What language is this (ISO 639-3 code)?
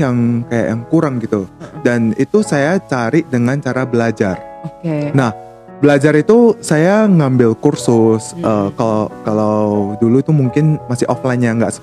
ind